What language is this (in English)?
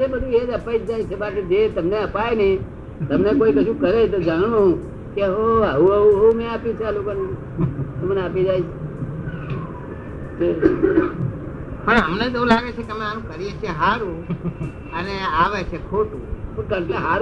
Gujarati